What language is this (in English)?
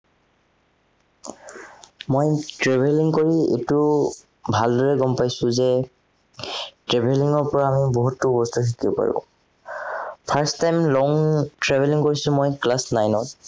Assamese